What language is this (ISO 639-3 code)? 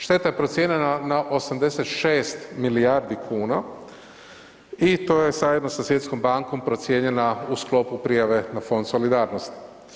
hrv